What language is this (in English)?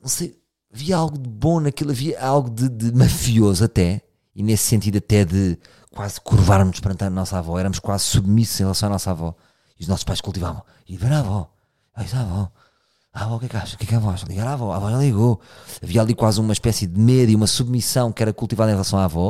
Portuguese